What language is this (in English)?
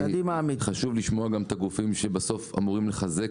Hebrew